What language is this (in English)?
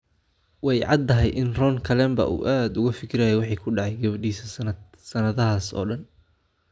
Somali